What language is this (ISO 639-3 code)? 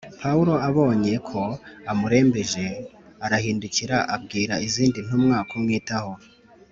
kin